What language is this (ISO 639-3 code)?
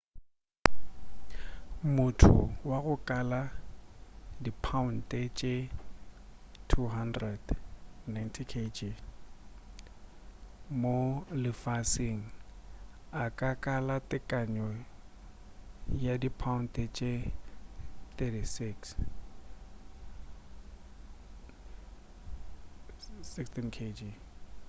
nso